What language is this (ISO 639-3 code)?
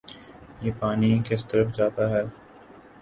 urd